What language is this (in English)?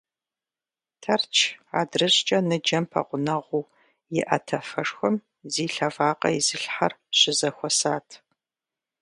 Kabardian